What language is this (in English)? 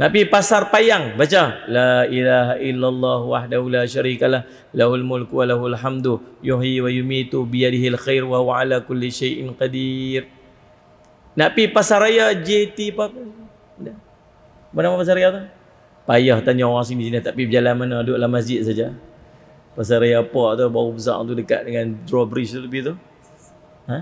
Malay